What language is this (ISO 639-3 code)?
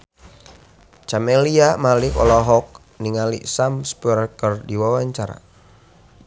sun